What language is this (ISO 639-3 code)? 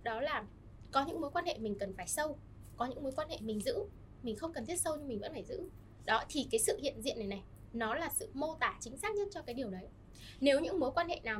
vie